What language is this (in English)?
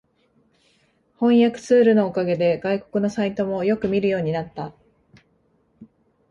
Japanese